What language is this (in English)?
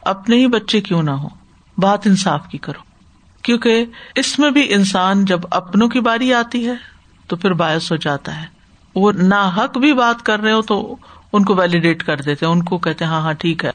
Urdu